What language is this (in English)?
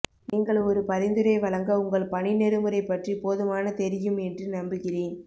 Tamil